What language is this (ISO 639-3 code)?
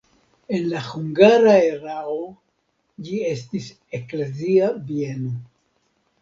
epo